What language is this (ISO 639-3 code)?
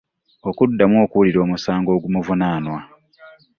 lug